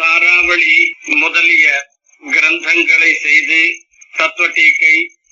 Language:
Tamil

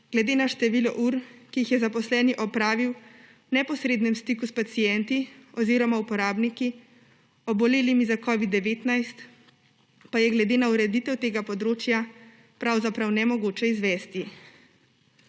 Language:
Slovenian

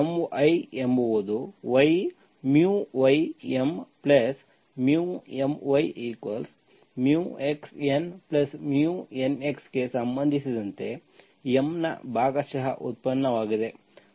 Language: Kannada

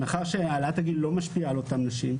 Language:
Hebrew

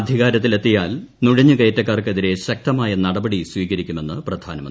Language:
Malayalam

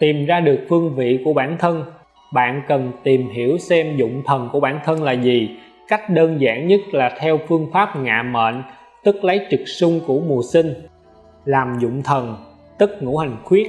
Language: Vietnamese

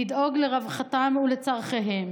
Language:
Hebrew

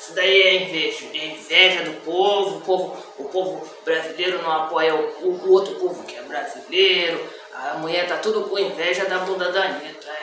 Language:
Portuguese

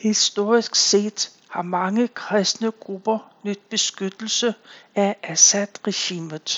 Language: Danish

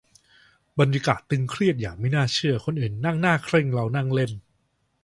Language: Thai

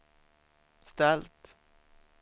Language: Swedish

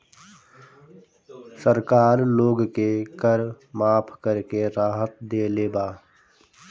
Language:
Bhojpuri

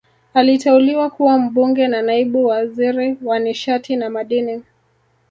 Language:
Swahili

